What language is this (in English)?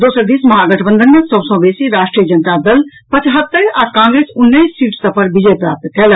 Maithili